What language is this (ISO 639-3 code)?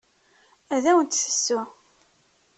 kab